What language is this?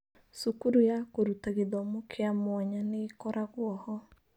Kikuyu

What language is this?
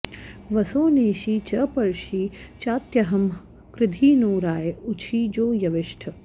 Sanskrit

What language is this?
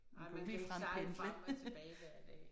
Danish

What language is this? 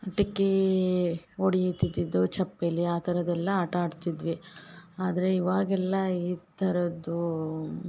Kannada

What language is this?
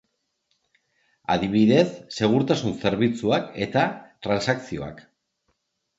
Basque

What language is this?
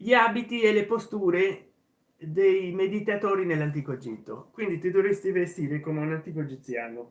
Italian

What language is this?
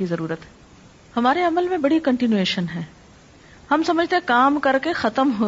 Urdu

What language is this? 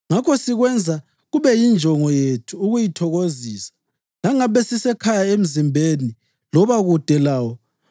North Ndebele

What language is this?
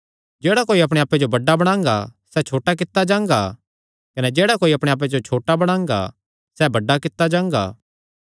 Kangri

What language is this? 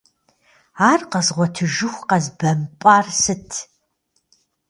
Kabardian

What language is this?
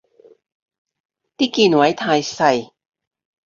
Cantonese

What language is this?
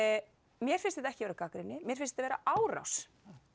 Icelandic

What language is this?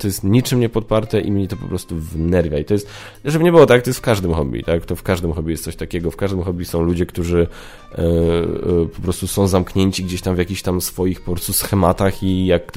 Polish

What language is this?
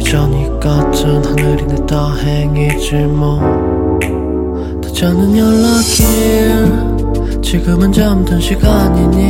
Korean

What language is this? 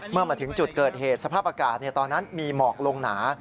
Thai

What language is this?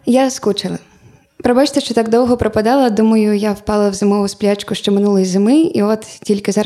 Ukrainian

